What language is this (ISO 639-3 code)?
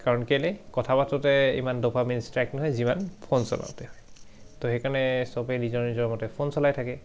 asm